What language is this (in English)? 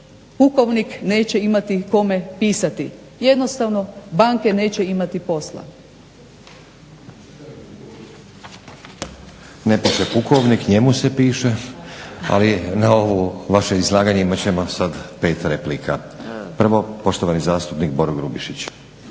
Croatian